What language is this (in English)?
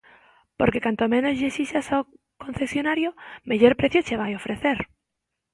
Galician